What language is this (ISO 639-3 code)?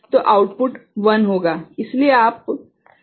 hin